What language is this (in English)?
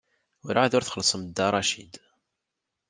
Kabyle